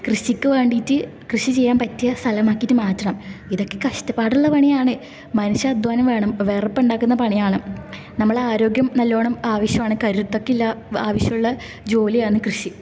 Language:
Malayalam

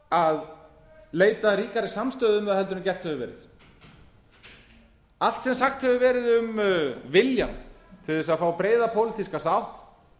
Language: Icelandic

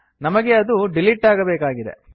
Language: Kannada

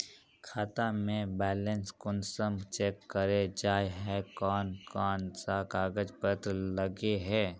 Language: Magahi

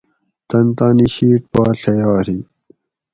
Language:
Gawri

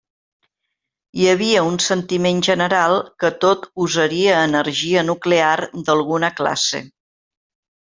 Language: Catalan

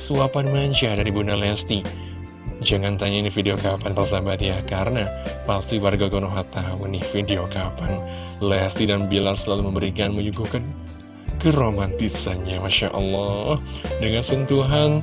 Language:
Indonesian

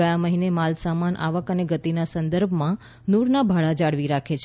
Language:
Gujarati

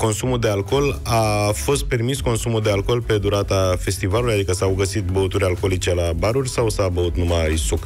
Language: Romanian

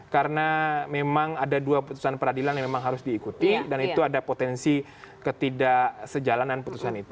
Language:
Indonesian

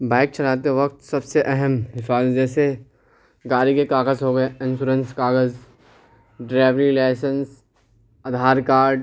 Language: Urdu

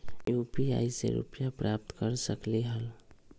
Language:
Magahi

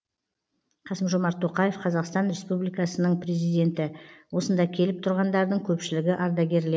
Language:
Kazakh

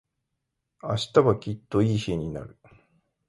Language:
Japanese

